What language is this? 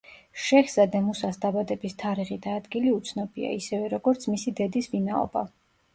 Georgian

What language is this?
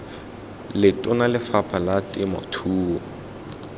Tswana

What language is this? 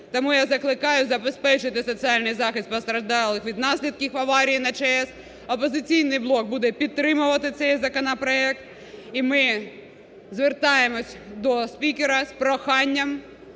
Ukrainian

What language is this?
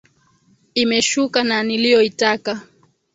Swahili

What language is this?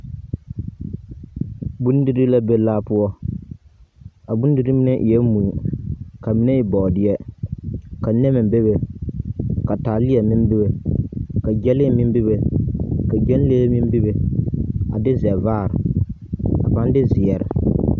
Southern Dagaare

